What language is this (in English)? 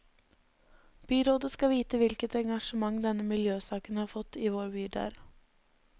Norwegian